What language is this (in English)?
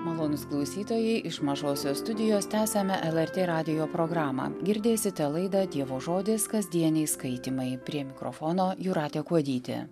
Lithuanian